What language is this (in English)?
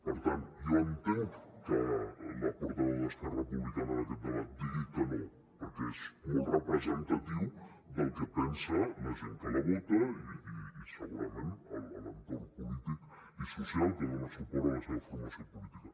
Catalan